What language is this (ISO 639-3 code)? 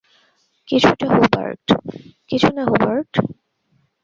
ben